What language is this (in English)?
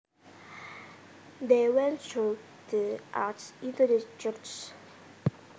Javanese